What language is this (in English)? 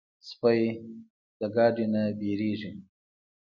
Pashto